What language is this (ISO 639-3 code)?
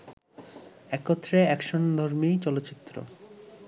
ben